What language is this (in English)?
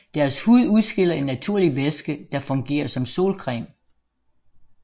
Danish